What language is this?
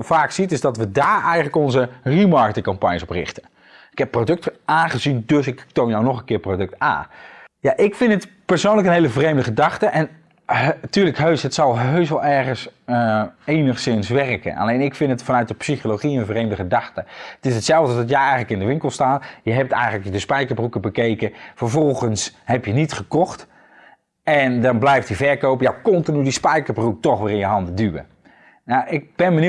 Dutch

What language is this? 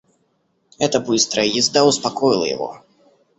Russian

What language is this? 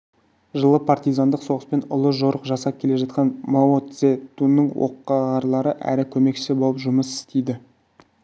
Kazakh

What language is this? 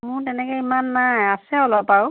Assamese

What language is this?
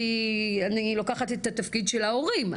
Hebrew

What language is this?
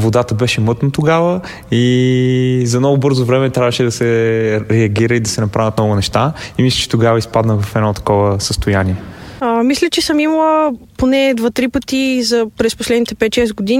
Bulgarian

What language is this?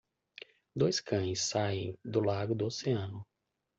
Portuguese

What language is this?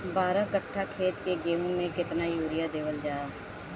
Bhojpuri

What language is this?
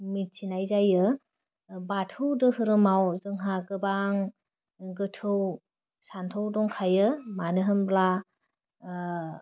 Bodo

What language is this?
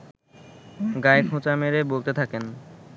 Bangla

